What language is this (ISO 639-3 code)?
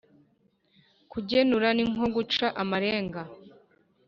kin